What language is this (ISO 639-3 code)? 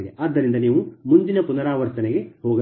kan